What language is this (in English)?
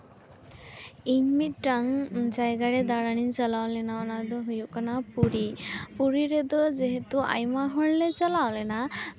Santali